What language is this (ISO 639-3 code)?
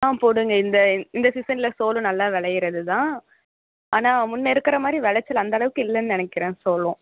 tam